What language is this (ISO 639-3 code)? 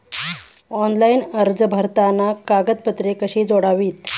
mar